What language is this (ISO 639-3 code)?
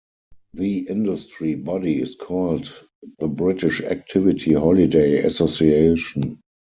eng